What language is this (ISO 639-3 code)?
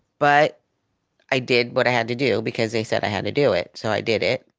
eng